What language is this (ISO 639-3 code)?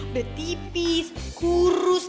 ind